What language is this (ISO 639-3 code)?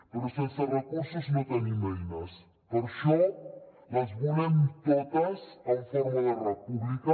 cat